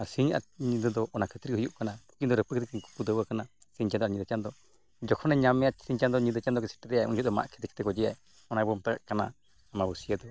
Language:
Santali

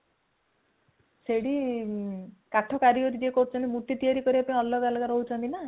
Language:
Odia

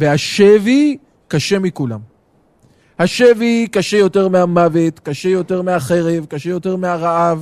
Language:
Hebrew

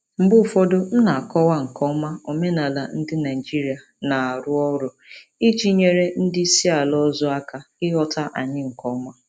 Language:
Igbo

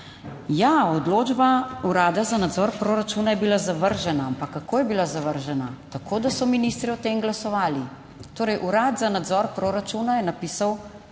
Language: Slovenian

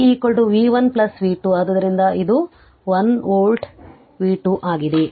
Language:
Kannada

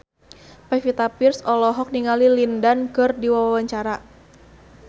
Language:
Sundanese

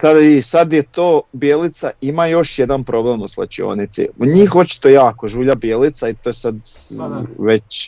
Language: Croatian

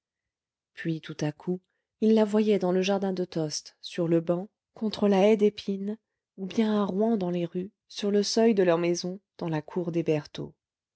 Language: French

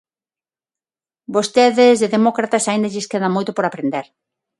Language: Galician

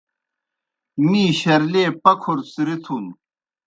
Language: Kohistani Shina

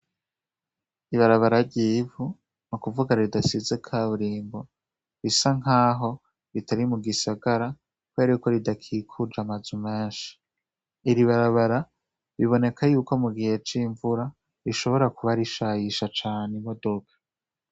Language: Rundi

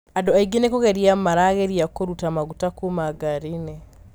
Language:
Kikuyu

